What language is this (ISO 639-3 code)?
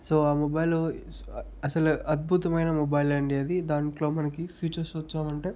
tel